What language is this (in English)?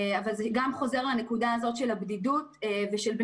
Hebrew